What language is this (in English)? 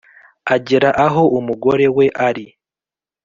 Kinyarwanda